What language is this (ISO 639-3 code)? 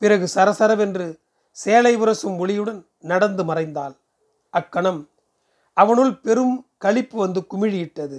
tam